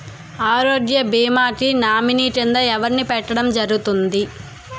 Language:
Telugu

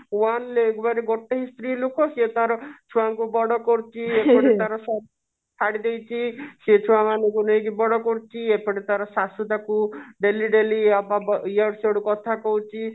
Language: Odia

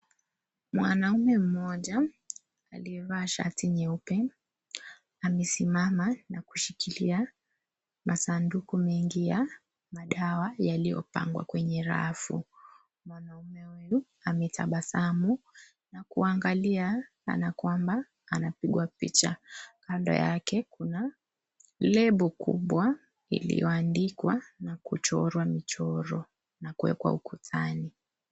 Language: Swahili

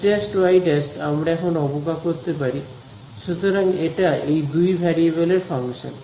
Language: Bangla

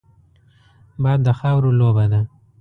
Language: Pashto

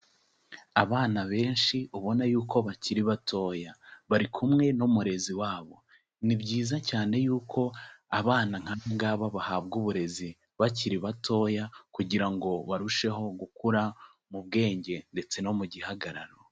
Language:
Kinyarwanda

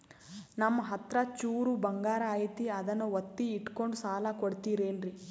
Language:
Kannada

